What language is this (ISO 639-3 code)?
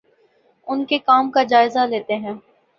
urd